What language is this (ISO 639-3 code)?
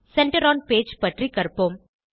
tam